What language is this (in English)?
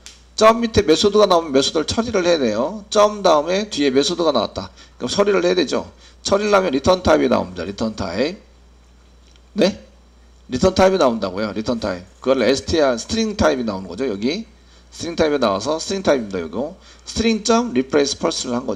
Korean